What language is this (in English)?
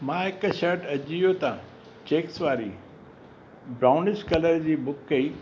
Sindhi